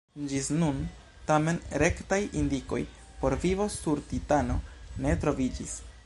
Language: Esperanto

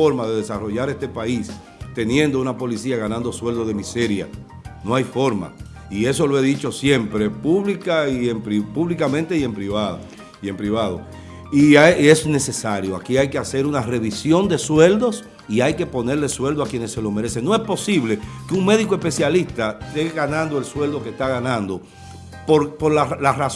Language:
Spanish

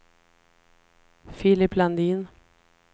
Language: Swedish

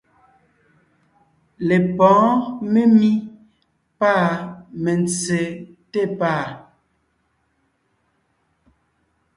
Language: Ngiemboon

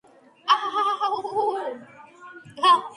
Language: Georgian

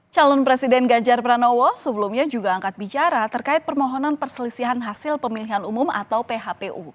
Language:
Indonesian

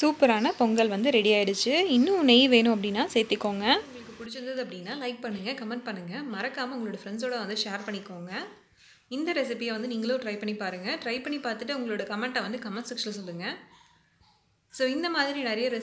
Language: Italian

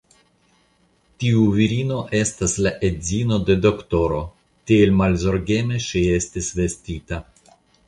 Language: Esperanto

